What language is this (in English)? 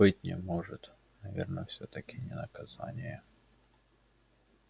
Russian